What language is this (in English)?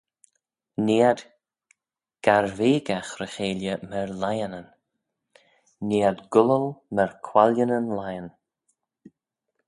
Manx